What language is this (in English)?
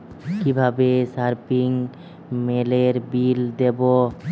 Bangla